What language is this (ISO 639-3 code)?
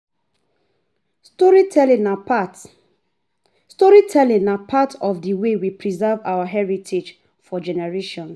pcm